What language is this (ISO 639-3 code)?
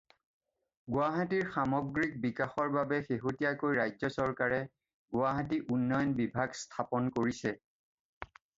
asm